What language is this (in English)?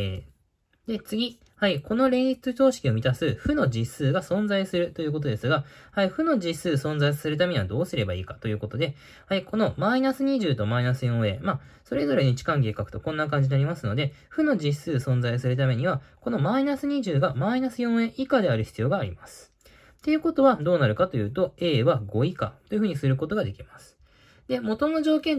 Japanese